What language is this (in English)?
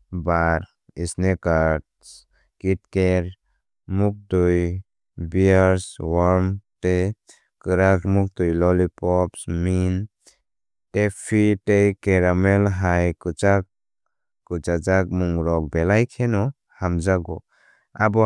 Kok Borok